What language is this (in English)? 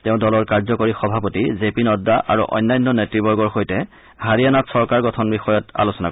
Assamese